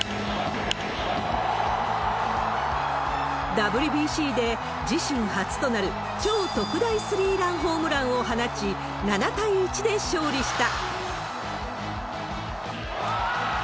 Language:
Japanese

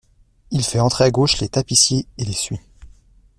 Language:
French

